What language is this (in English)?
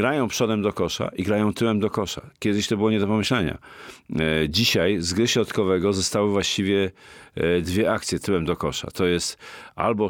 Polish